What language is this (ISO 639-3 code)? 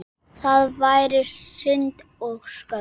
isl